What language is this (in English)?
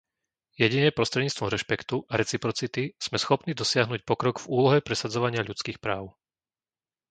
Slovak